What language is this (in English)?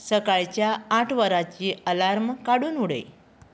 Konkani